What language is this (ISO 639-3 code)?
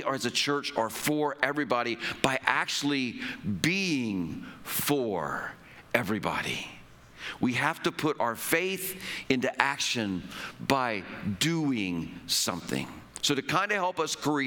eng